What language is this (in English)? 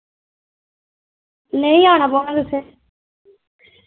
Dogri